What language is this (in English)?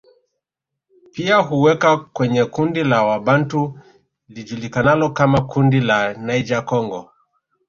Swahili